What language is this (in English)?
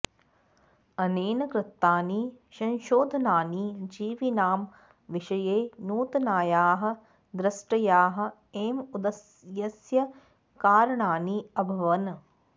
Sanskrit